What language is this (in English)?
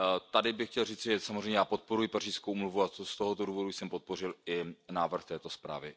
Czech